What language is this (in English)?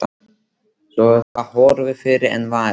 Icelandic